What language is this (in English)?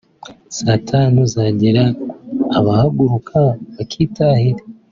Kinyarwanda